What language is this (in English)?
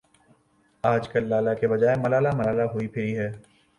Urdu